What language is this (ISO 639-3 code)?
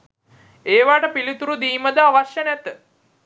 sin